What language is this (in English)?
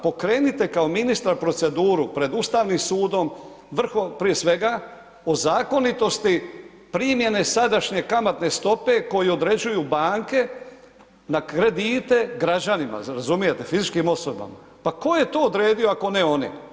Croatian